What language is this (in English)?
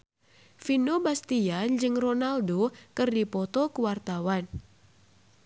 Sundanese